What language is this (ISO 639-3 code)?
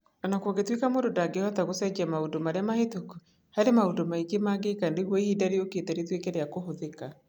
kik